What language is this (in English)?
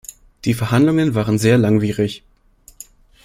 German